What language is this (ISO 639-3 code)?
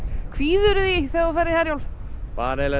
isl